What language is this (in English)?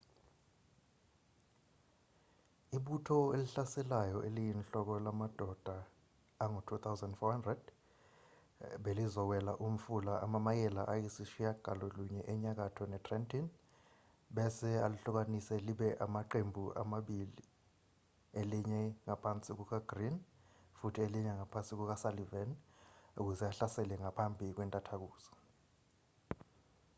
Zulu